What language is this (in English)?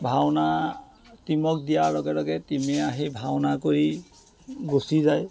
Assamese